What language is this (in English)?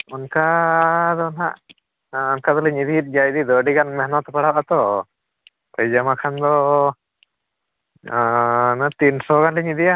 Santali